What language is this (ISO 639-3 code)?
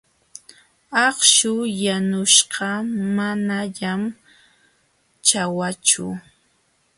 qxw